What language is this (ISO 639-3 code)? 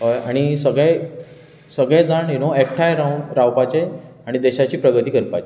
kok